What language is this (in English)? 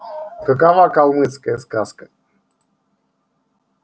Russian